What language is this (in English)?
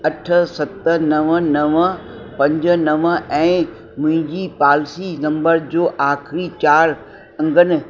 Sindhi